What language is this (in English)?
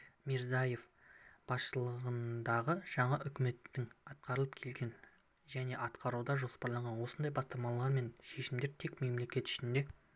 Kazakh